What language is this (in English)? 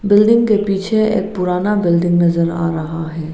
Hindi